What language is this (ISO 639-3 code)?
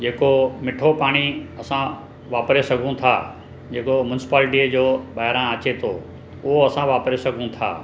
snd